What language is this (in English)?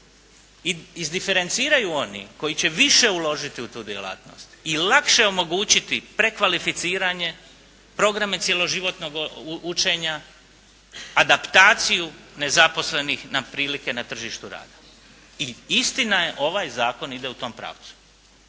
Croatian